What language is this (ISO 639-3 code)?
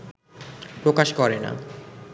ben